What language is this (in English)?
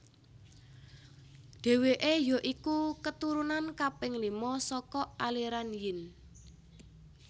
Javanese